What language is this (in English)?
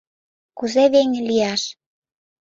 Mari